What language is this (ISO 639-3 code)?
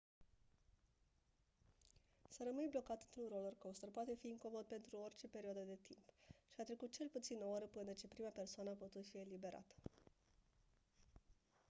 ron